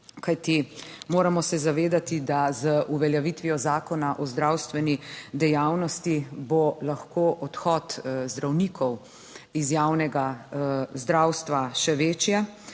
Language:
Slovenian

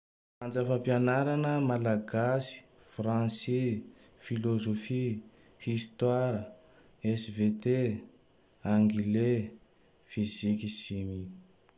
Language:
Tandroy-Mahafaly Malagasy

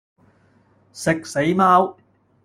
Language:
Cantonese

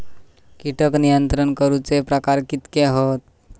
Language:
Marathi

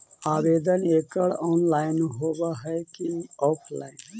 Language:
Magahi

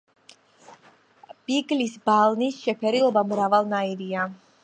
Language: Georgian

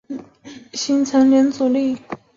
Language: Chinese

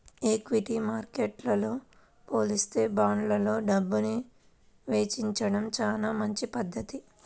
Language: Telugu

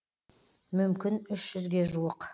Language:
Kazakh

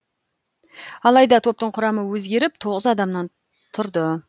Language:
Kazakh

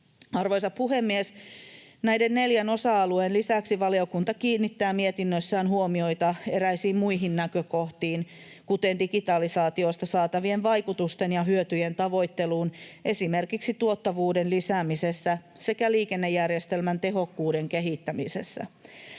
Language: Finnish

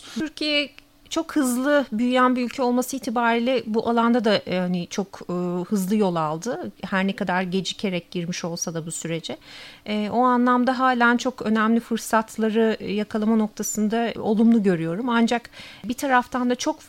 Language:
Turkish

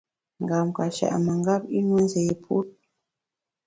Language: Bamun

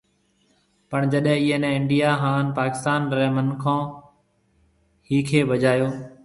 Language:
Marwari (Pakistan)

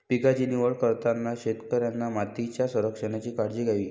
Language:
Marathi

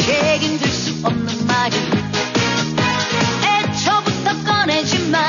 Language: Korean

